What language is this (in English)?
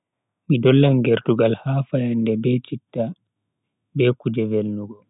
Bagirmi Fulfulde